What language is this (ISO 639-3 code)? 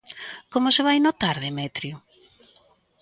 glg